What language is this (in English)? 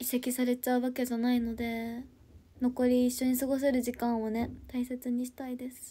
Japanese